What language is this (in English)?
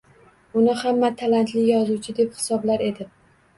Uzbek